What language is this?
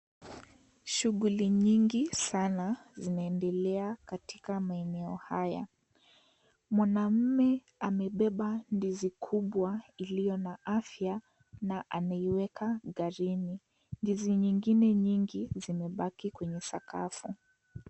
Swahili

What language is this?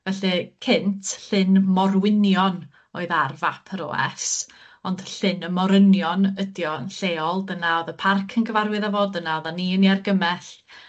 Welsh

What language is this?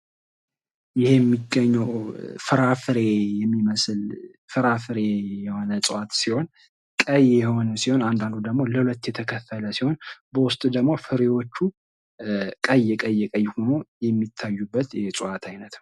Amharic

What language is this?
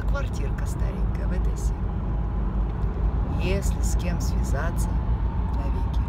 Russian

